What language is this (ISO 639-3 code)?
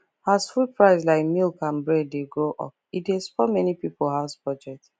pcm